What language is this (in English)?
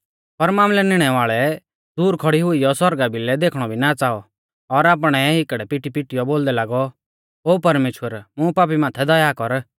Mahasu Pahari